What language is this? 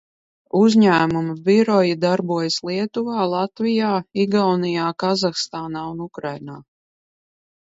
Latvian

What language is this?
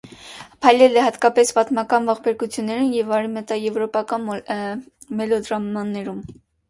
Armenian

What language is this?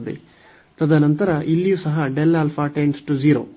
Kannada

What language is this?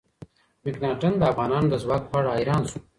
Pashto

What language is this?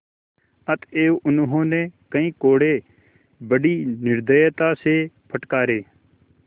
Hindi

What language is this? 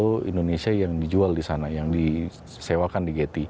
Indonesian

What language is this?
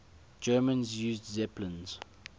English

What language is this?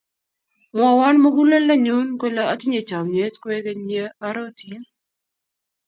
Kalenjin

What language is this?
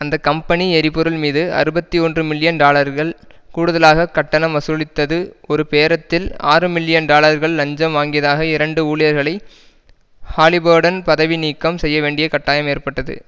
Tamil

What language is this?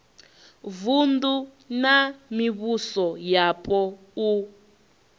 Venda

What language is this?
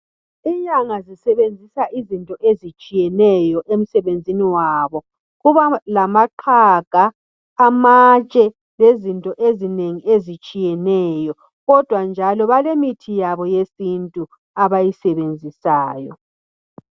North Ndebele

